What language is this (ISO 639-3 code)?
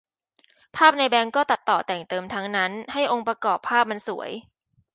tha